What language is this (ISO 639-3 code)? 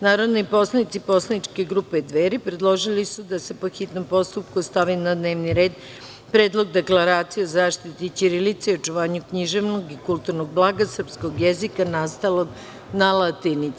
srp